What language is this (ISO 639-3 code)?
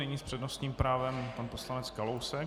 ces